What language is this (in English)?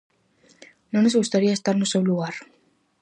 Galician